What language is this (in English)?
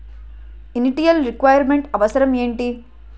Telugu